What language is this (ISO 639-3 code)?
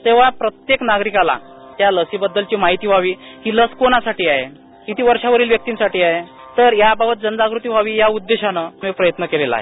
mar